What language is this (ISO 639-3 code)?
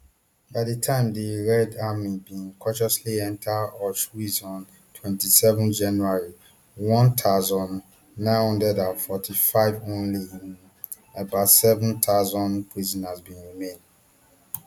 pcm